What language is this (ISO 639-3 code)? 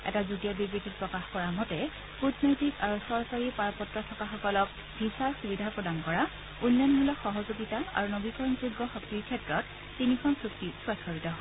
asm